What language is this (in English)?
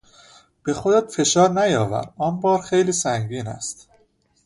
Persian